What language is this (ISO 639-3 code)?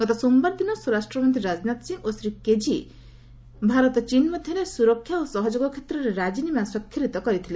ori